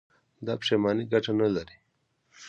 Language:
Pashto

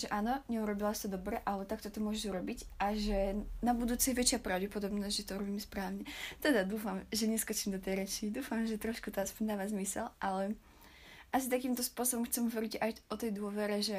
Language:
Slovak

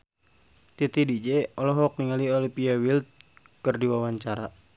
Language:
Sundanese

